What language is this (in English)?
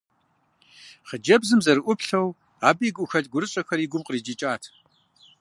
Kabardian